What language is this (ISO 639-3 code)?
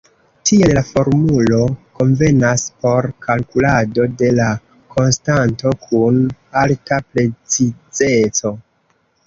epo